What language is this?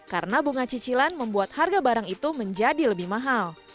Indonesian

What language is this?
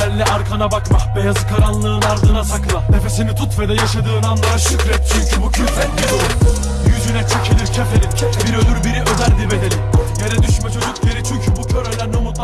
Turkish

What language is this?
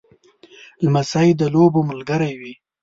Pashto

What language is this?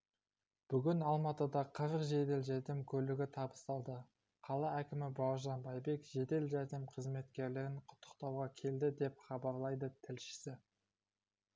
Kazakh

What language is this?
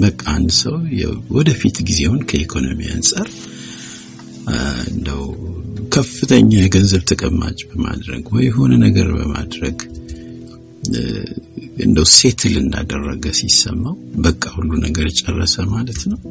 Amharic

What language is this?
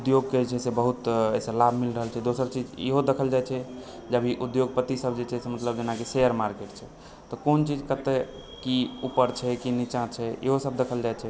Maithili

